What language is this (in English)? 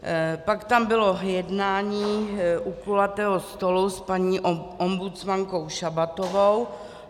Czech